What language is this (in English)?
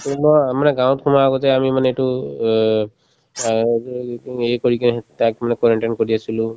Assamese